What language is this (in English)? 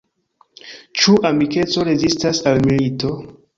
Esperanto